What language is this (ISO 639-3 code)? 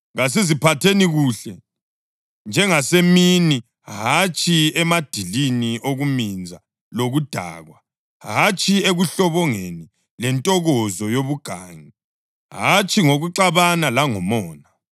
nde